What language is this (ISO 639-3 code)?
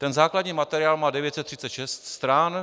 ces